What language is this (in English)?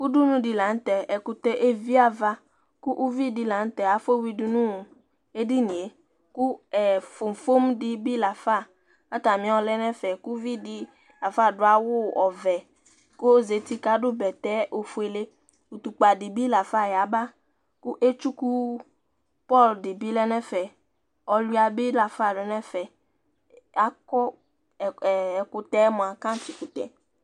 Ikposo